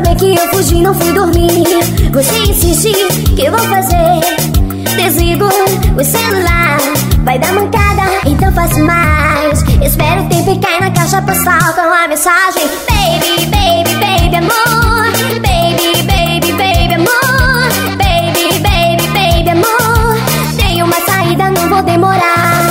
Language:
Portuguese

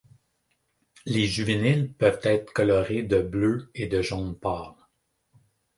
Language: French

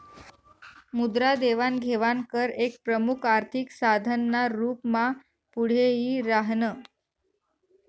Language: Marathi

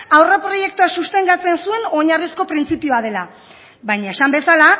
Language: Basque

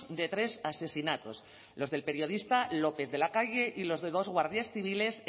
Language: Spanish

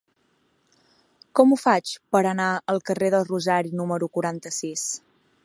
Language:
Catalan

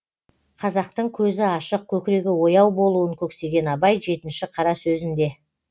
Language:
Kazakh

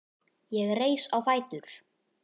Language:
Icelandic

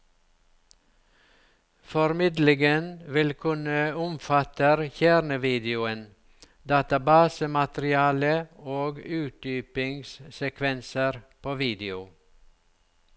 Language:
Norwegian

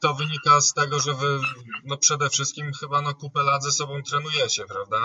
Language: Polish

